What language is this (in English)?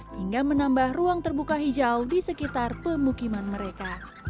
Indonesian